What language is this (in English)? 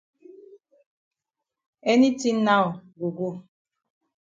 Cameroon Pidgin